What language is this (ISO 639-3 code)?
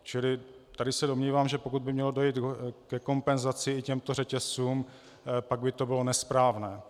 ces